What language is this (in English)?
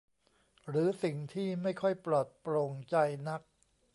Thai